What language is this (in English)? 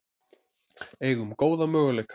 Icelandic